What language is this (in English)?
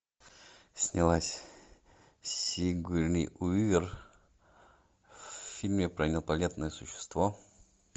Russian